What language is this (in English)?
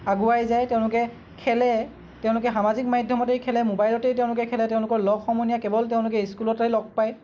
Assamese